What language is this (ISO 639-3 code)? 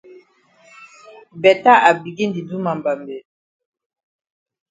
wes